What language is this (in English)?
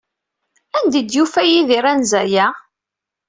Kabyle